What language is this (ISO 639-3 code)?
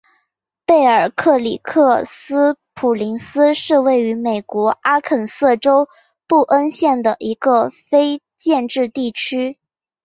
zho